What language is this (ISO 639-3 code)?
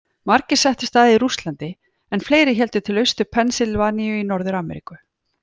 isl